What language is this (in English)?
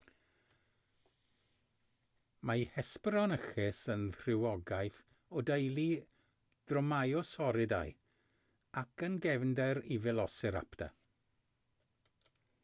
Welsh